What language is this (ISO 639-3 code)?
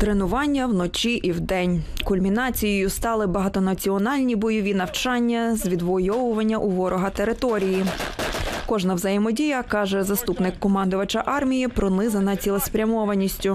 ukr